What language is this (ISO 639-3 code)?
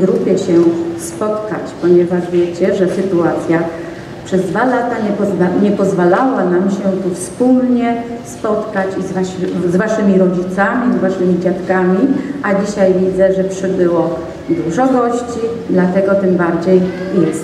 pol